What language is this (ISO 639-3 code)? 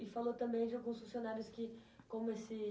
por